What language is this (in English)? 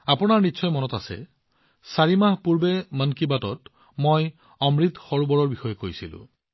Assamese